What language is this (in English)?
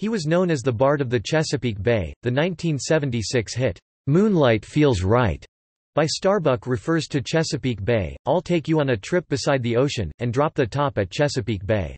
English